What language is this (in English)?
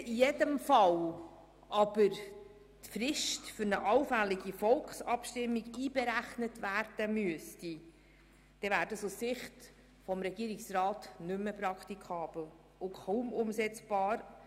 Swiss German